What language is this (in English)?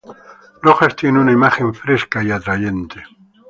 Spanish